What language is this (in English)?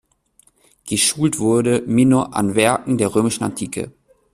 German